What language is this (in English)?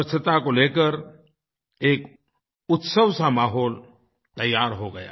Hindi